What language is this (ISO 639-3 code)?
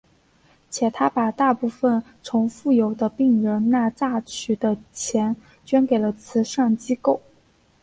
zho